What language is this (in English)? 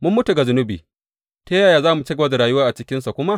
Hausa